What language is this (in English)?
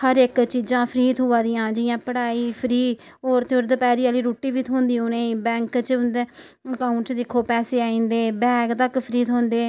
Dogri